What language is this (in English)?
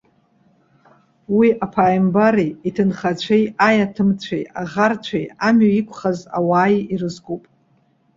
Abkhazian